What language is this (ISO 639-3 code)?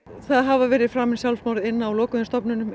isl